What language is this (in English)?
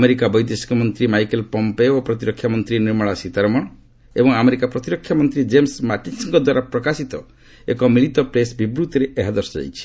Odia